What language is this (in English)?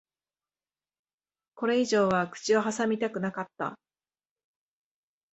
Japanese